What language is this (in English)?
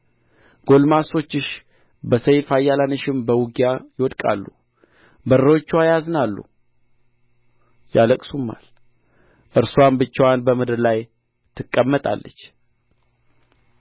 Amharic